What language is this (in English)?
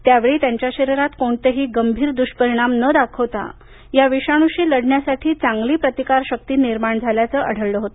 Marathi